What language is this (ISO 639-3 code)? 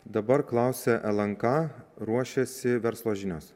lit